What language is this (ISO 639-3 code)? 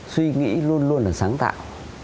vie